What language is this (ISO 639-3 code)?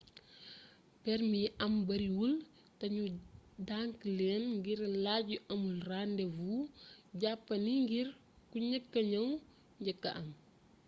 wol